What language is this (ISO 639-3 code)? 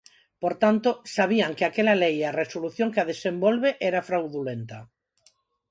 glg